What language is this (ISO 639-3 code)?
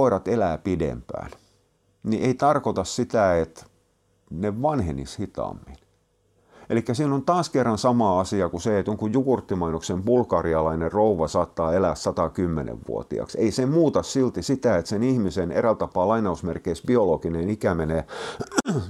fin